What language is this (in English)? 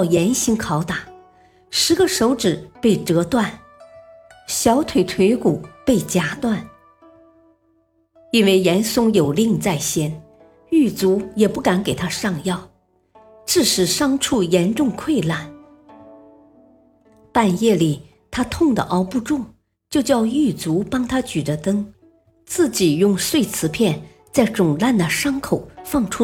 Chinese